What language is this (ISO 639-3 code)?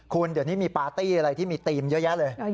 tha